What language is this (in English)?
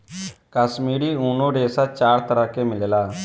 Bhojpuri